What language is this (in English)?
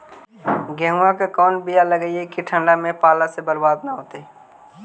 Magahi